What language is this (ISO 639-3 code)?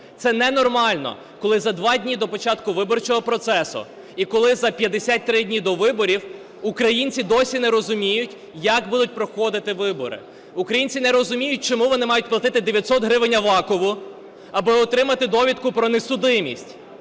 ukr